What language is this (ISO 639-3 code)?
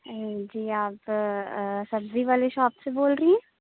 urd